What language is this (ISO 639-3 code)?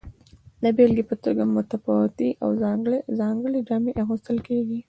pus